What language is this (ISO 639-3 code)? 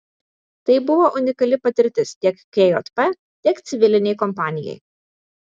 lit